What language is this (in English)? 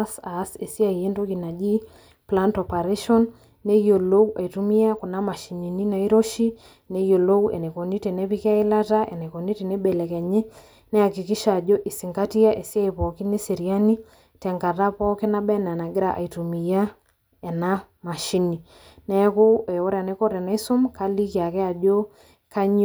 Masai